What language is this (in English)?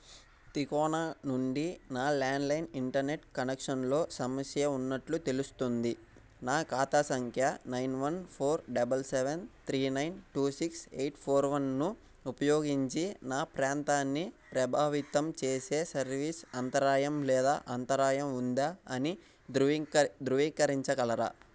Telugu